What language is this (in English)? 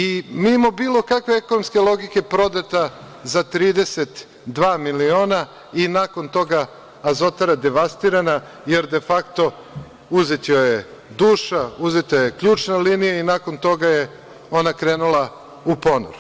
Serbian